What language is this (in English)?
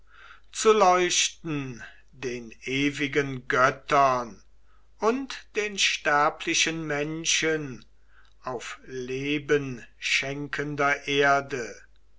German